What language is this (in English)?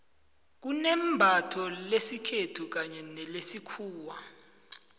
South Ndebele